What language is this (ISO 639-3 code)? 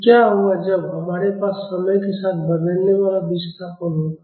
hin